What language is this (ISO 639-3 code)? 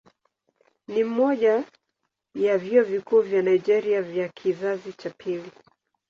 swa